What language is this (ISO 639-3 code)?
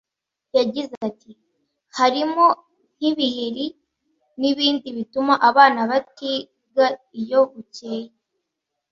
kin